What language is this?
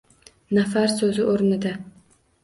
Uzbek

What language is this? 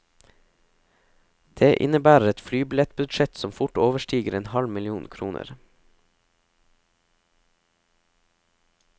Norwegian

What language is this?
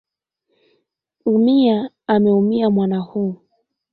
Swahili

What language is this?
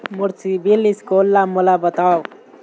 Chhattisgarhi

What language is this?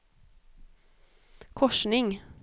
Swedish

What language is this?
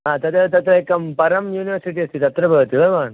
Sanskrit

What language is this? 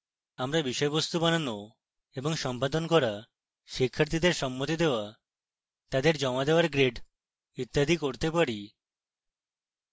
Bangla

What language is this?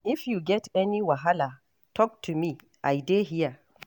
Nigerian Pidgin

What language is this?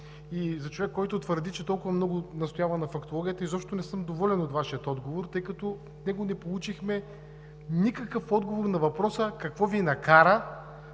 Bulgarian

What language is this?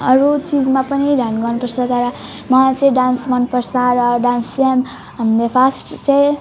Nepali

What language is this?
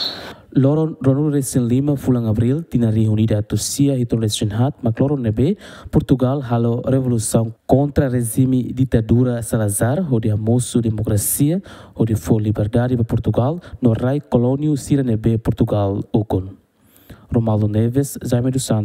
Portuguese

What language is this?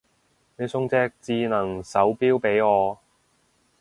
Cantonese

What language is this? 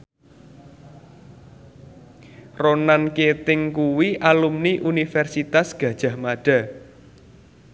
Javanese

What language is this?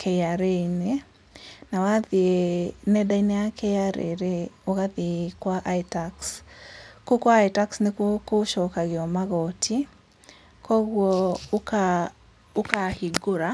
Kikuyu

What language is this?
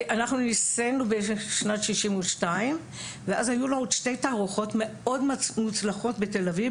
Hebrew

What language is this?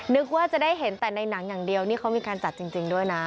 Thai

